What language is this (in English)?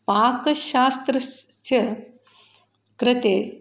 Sanskrit